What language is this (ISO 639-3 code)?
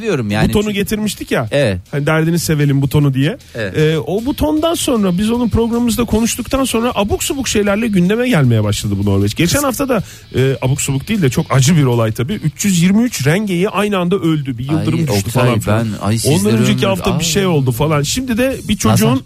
tur